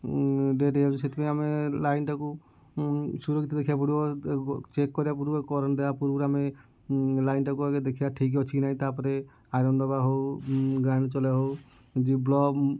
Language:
Odia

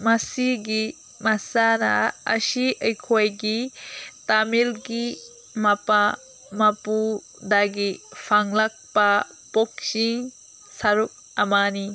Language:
Manipuri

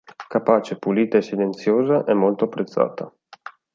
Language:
Italian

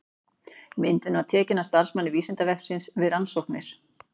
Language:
Icelandic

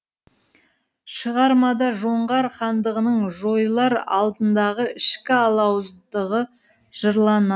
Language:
Kazakh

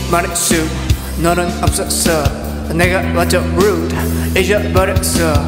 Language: Korean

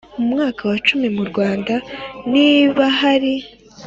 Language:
Kinyarwanda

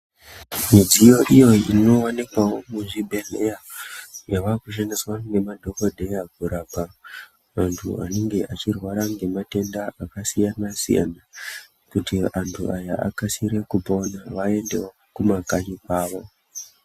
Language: Ndau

